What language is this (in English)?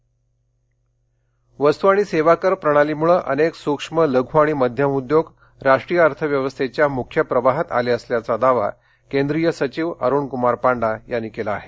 Marathi